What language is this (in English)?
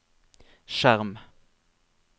Norwegian